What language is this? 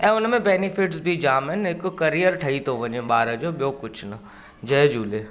Sindhi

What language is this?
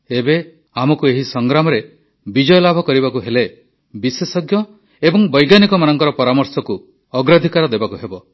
Odia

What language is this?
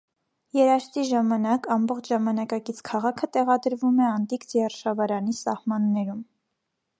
Armenian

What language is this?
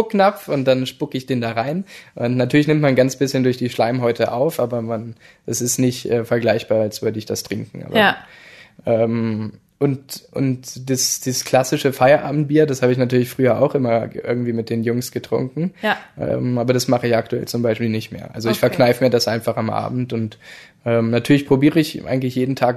German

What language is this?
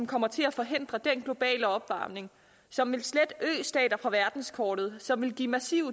Danish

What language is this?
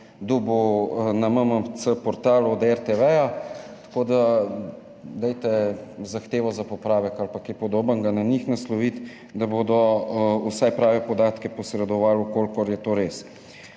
Slovenian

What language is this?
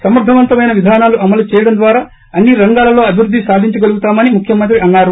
Telugu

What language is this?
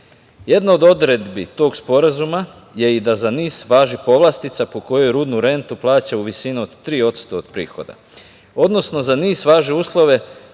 Serbian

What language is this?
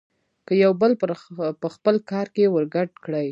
Pashto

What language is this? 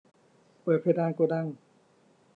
Thai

